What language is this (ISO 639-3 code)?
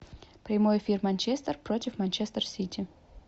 rus